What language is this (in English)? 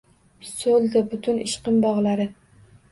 Uzbek